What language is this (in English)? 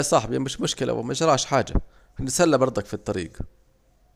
Saidi Arabic